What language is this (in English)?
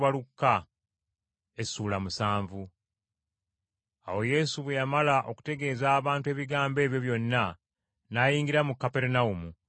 Ganda